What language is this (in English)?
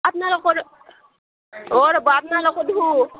Assamese